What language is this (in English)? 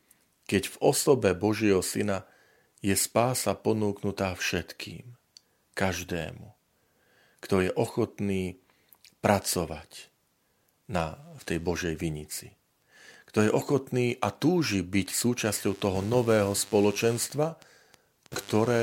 Slovak